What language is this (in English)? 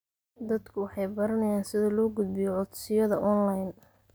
Somali